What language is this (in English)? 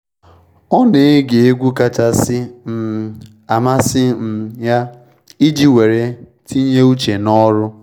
Igbo